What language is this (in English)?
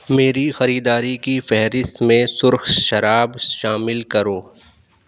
Urdu